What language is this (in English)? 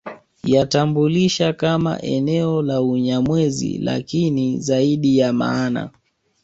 Swahili